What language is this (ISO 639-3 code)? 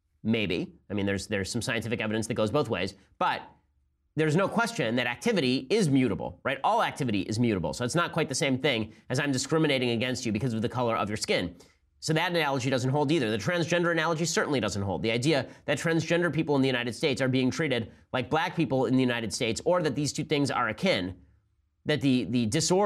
eng